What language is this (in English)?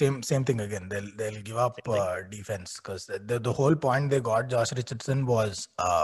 English